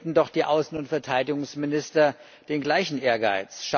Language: German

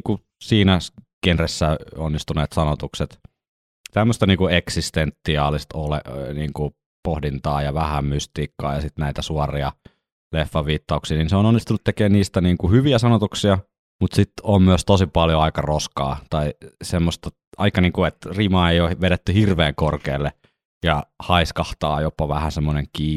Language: Finnish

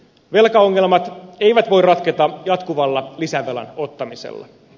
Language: Finnish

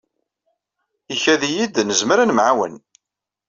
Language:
Kabyle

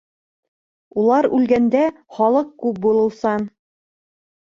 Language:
Bashkir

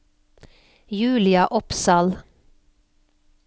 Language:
Norwegian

